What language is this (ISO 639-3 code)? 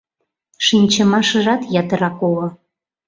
chm